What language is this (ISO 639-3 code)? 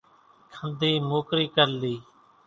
gjk